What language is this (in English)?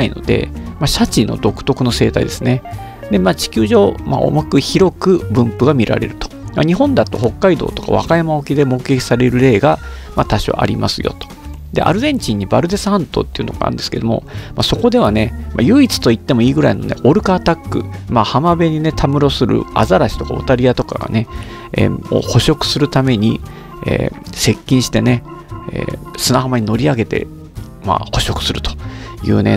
Japanese